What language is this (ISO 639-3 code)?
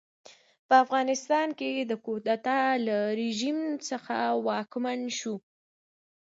pus